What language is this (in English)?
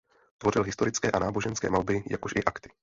Czech